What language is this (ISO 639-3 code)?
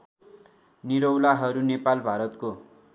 nep